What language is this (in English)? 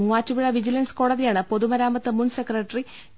Malayalam